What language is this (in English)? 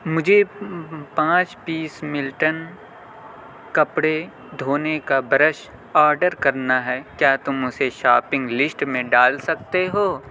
Urdu